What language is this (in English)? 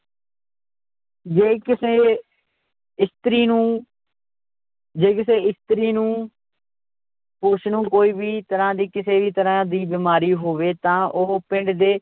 Punjabi